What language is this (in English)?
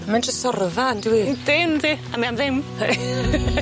Welsh